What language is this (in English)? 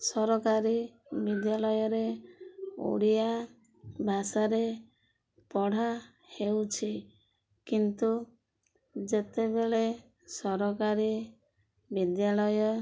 Odia